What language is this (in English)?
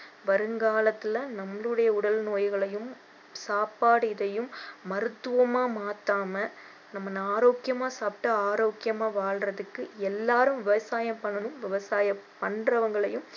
Tamil